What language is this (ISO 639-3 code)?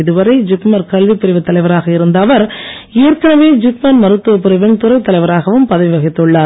tam